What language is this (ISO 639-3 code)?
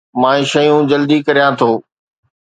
snd